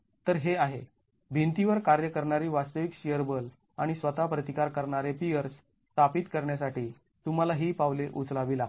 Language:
Marathi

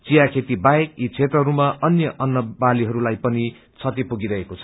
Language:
Nepali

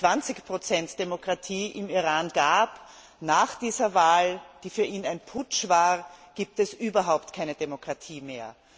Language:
German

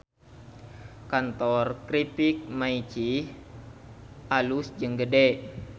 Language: Sundanese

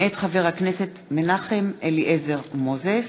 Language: Hebrew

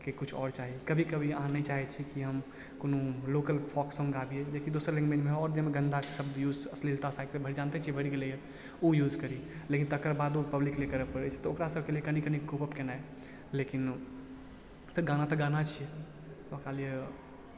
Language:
Maithili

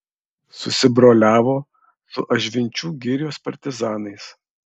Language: Lithuanian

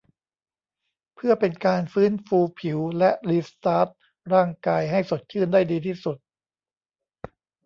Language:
Thai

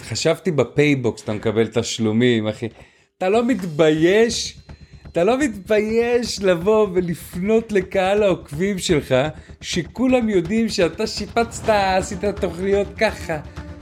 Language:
Hebrew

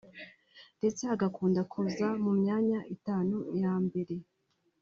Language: Kinyarwanda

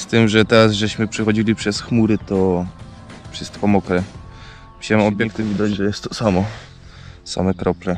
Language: Polish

